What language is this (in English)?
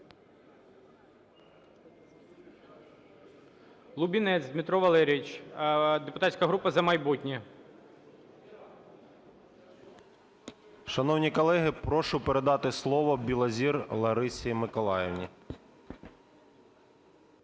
Ukrainian